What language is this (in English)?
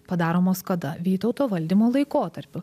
Lithuanian